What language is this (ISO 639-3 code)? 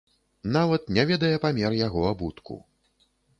bel